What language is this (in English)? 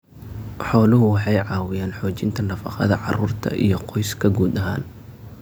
Somali